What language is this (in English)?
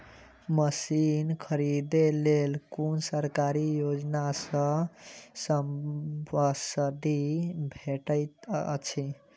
Maithili